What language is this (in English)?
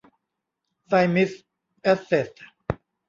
Thai